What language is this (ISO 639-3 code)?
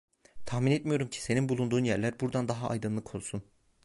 tur